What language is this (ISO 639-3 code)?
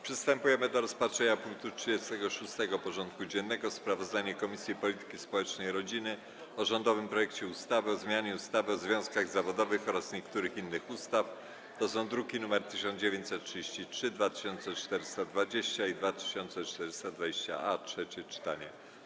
pol